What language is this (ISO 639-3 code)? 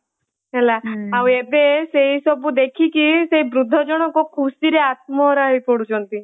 ori